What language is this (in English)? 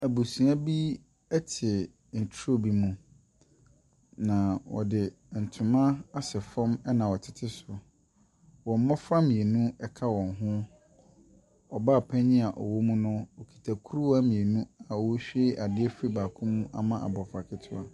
Akan